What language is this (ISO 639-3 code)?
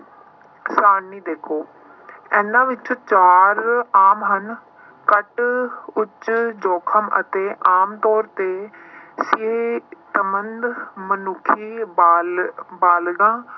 pan